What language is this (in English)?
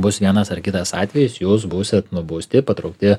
Lithuanian